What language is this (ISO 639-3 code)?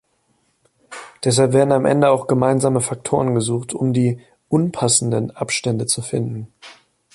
deu